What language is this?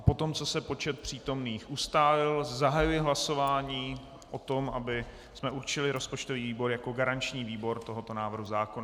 Czech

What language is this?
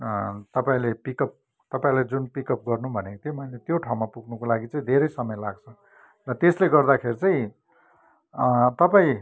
Nepali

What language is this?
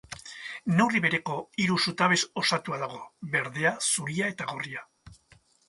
Basque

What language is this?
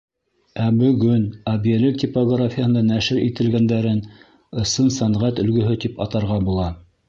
Bashkir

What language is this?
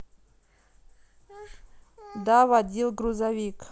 Russian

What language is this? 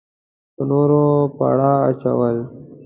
Pashto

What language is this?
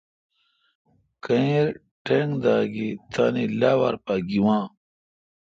Kalkoti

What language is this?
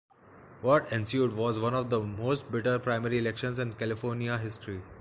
English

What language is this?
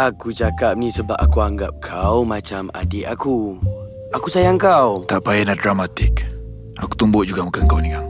Malay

